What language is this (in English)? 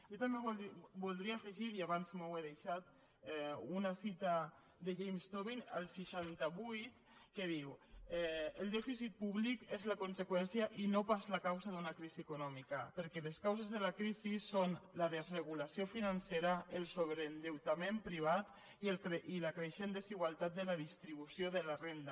Catalan